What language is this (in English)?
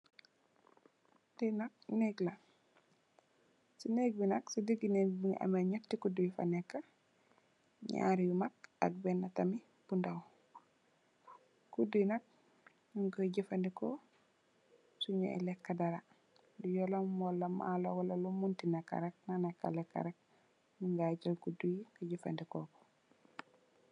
Wolof